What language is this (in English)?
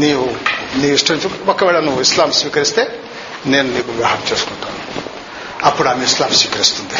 Telugu